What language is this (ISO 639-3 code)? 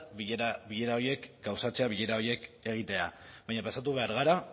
eus